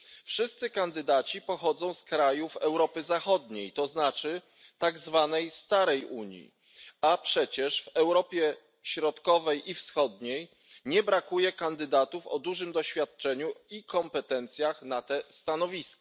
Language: Polish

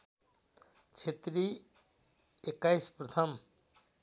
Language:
Nepali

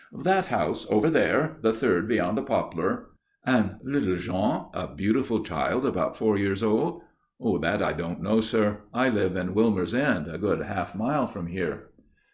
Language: English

